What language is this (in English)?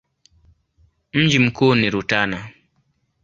Swahili